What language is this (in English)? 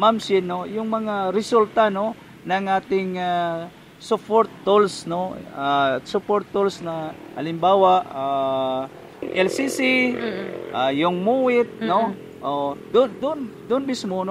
Filipino